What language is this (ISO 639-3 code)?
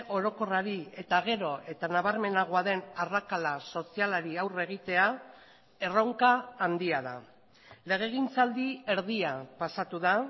eus